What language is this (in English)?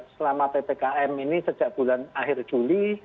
Indonesian